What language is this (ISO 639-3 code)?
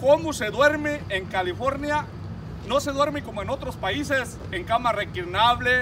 spa